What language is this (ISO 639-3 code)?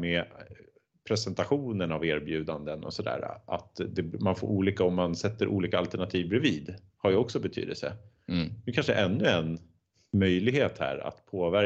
swe